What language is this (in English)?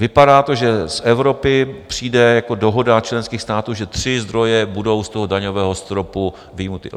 Czech